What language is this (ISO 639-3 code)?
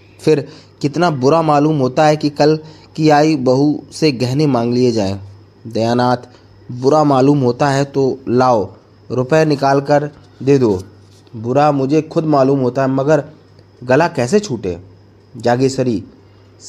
hin